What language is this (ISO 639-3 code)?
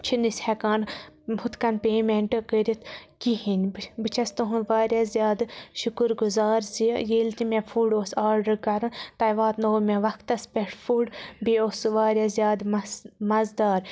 kas